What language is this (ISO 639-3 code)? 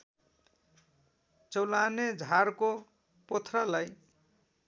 nep